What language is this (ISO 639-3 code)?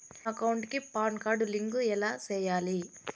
tel